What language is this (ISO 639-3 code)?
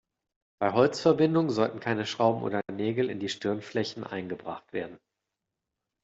deu